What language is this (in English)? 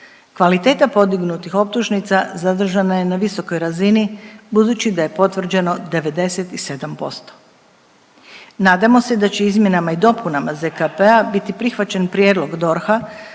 Croatian